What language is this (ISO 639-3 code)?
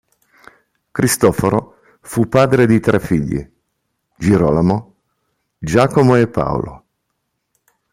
ita